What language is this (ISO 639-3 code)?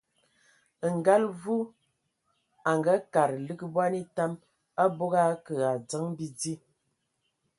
ewo